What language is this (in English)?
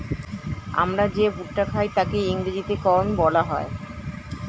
Bangla